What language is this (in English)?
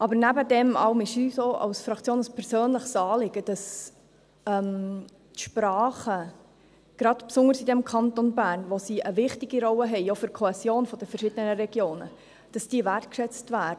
Swiss German